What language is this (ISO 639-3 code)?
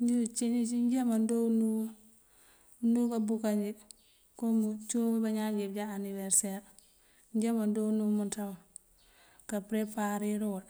mfv